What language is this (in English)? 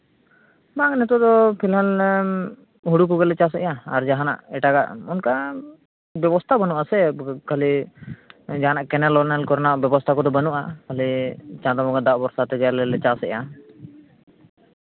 Santali